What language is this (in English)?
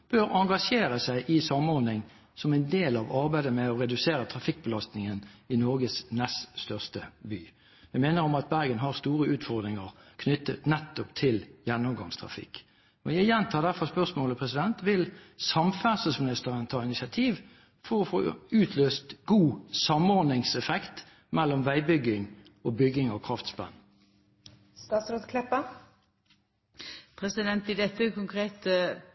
Norwegian